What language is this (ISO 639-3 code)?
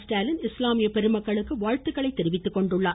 tam